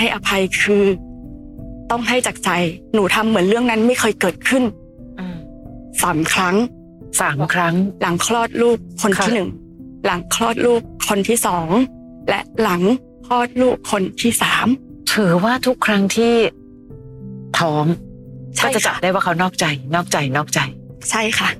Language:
Thai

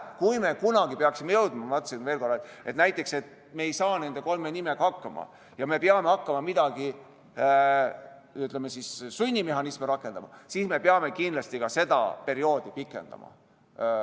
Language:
Estonian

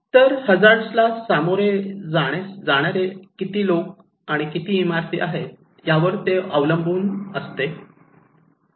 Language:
Marathi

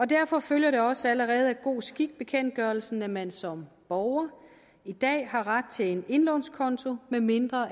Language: Danish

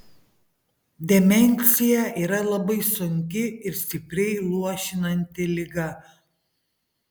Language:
Lithuanian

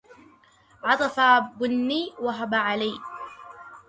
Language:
Arabic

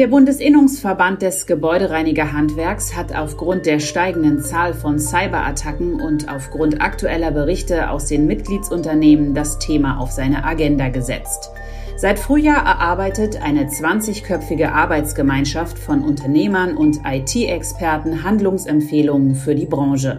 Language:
German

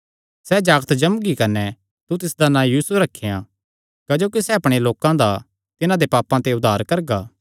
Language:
Kangri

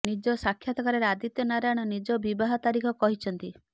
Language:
Odia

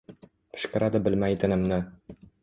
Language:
Uzbek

